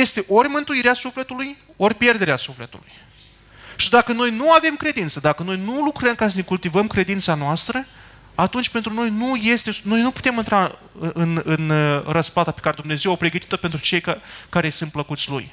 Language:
Romanian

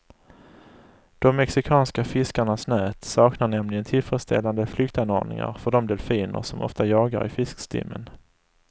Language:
Swedish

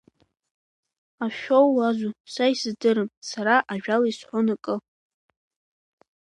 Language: Abkhazian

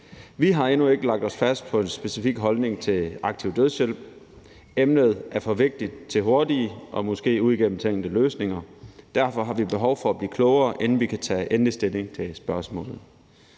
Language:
Danish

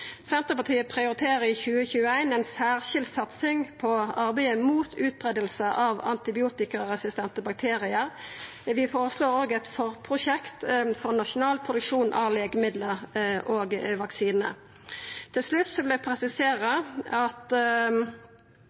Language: Norwegian Nynorsk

